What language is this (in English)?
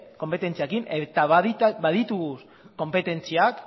Basque